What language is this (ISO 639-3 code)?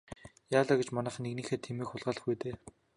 mon